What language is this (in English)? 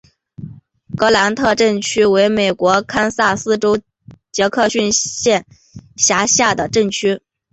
Chinese